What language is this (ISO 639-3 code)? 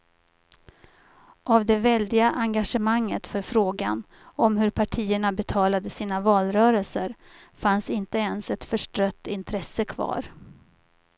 swe